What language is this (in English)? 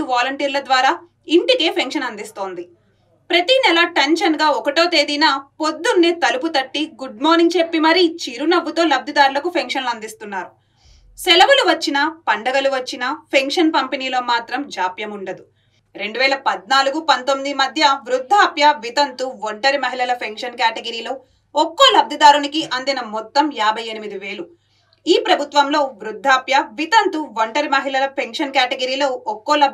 Telugu